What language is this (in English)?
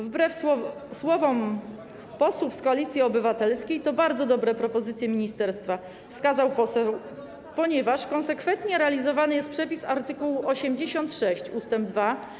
Polish